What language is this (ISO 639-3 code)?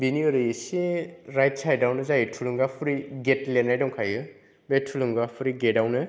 brx